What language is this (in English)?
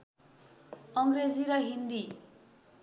Nepali